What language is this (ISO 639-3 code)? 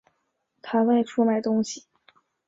zho